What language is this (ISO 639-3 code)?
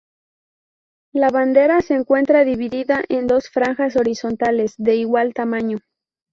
spa